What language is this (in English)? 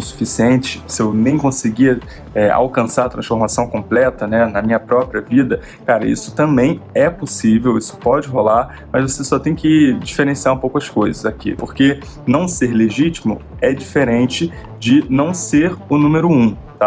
Portuguese